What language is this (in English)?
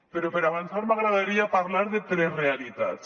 Catalan